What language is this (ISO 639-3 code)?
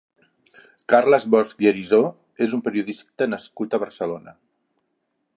cat